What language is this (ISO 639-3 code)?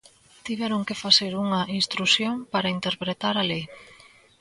glg